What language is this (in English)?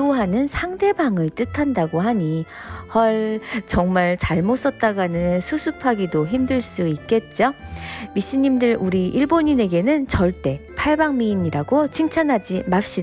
Korean